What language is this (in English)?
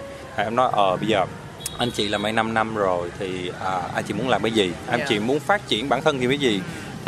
Vietnamese